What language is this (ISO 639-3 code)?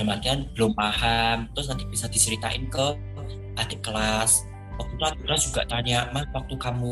ind